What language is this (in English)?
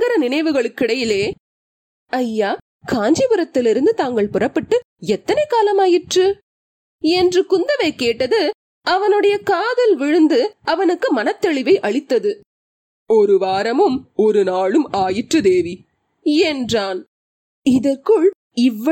Tamil